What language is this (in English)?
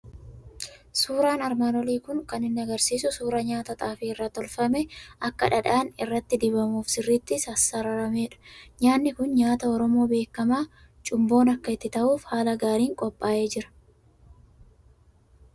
Oromo